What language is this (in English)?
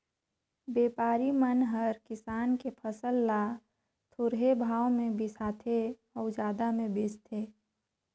Chhattisgarhi